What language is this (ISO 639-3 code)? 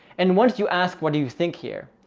eng